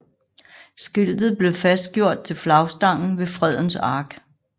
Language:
Danish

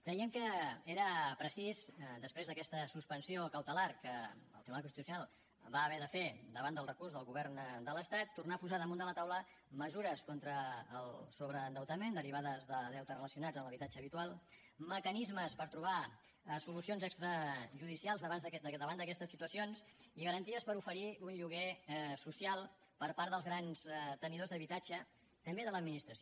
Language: Catalan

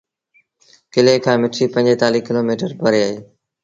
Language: Sindhi Bhil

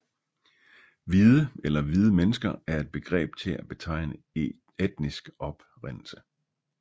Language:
Danish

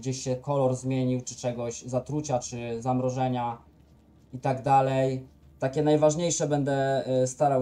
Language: Polish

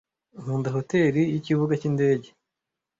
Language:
Kinyarwanda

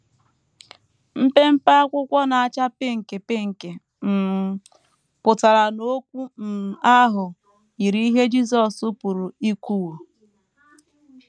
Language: Igbo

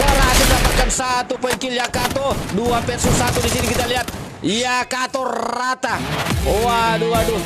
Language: Indonesian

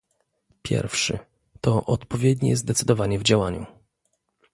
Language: Polish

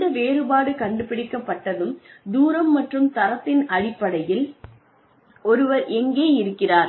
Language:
Tamil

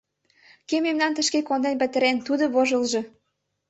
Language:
Mari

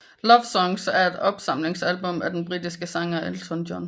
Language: Danish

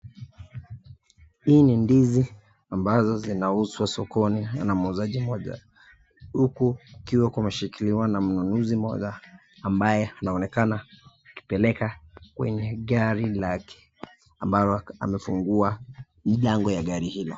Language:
Swahili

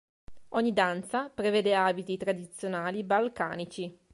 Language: Italian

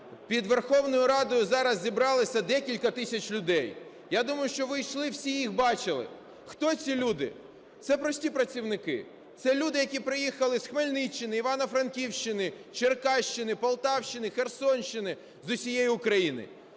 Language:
Ukrainian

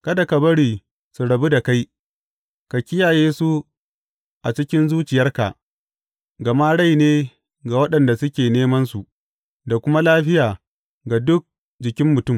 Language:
Hausa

